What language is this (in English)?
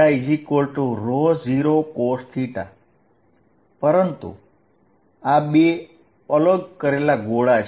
Gujarati